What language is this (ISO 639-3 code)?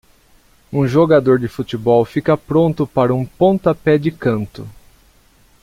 por